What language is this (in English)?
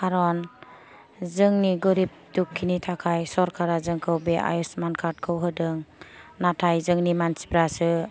Bodo